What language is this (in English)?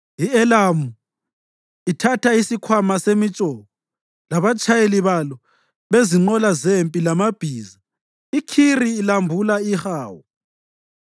North Ndebele